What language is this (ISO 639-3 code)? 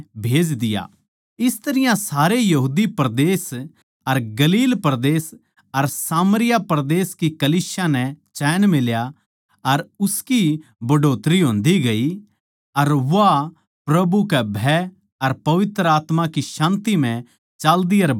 bgc